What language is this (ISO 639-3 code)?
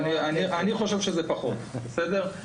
heb